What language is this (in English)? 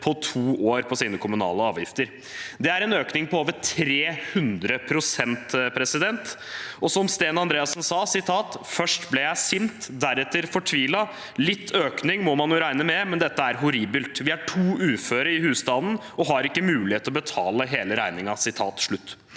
Norwegian